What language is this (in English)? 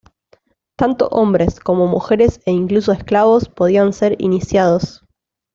Spanish